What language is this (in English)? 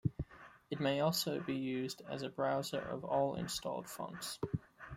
English